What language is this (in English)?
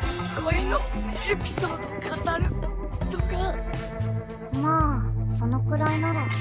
Japanese